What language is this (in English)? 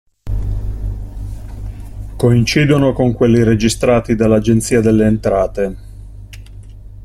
Italian